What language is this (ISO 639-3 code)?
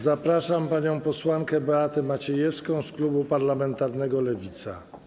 pol